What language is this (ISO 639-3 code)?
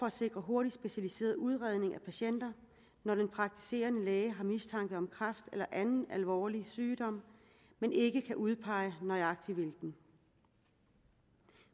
dan